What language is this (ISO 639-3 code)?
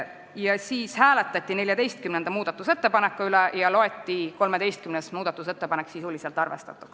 est